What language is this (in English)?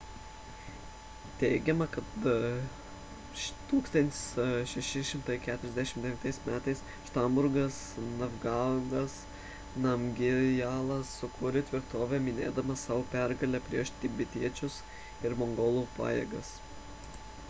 Lithuanian